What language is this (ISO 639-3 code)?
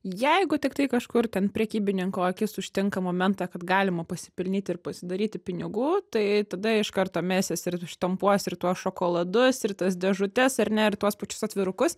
lit